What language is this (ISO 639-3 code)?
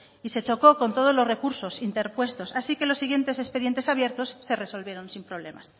spa